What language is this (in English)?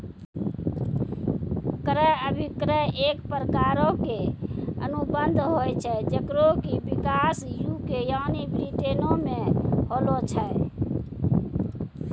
Maithili